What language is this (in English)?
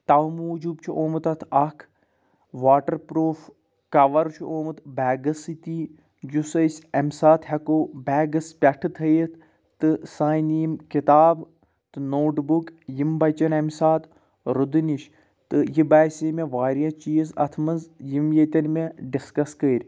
Kashmiri